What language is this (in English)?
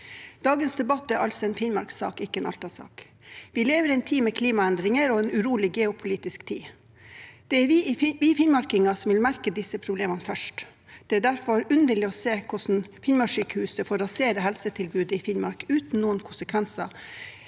Norwegian